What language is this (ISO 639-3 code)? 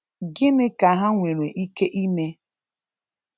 ibo